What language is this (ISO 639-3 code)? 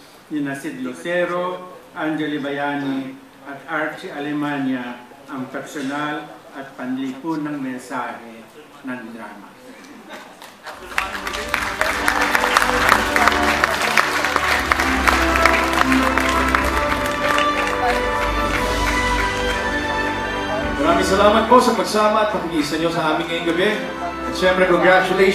fil